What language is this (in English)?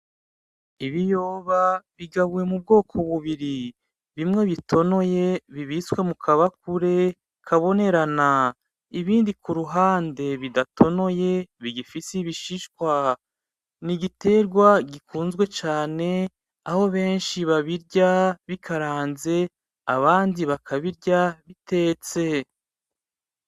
Rundi